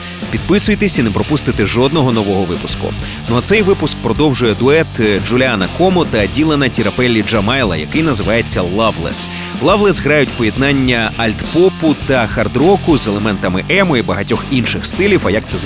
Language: Ukrainian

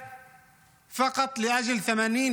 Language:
Hebrew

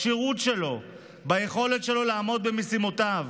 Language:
Hebrew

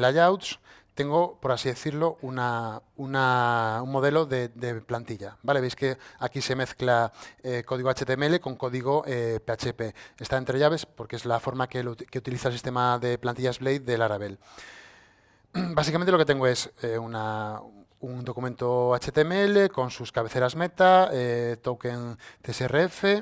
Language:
Spanish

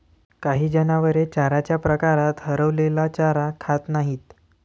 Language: Marathi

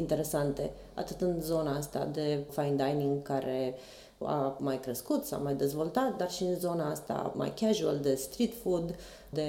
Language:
Romanian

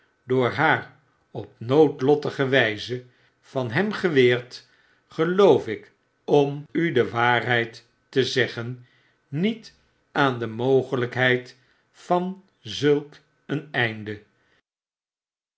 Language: Dutch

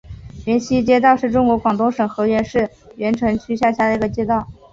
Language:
Chinese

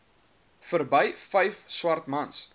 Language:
Afrikaans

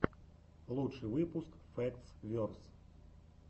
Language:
Russian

